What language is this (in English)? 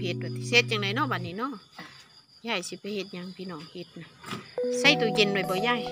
Thai